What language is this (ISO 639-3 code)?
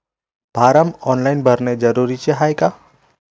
mar